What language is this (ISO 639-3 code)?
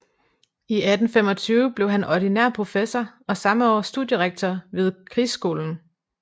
dan